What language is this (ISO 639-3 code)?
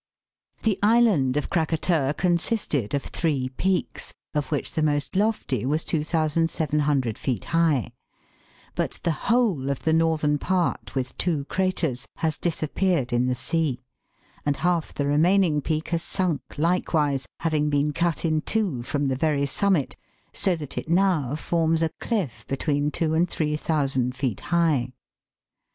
eng